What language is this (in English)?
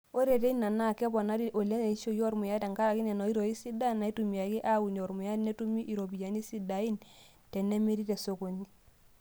Masai